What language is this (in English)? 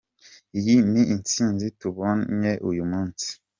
Kinyarwanda